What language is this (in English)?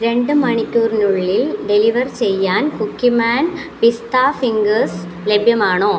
Malayalam